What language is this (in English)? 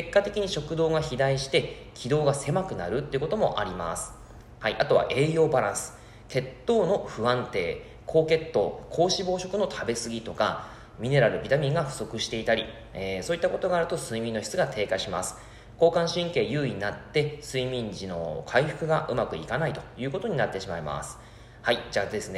Japanese